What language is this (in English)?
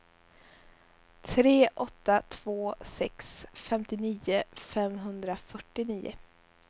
Swedish